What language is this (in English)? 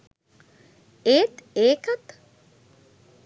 Sinhala